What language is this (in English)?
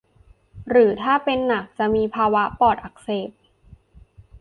Thai